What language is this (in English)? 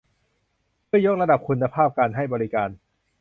Thai